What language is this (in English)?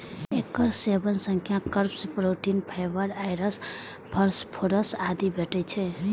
Maithili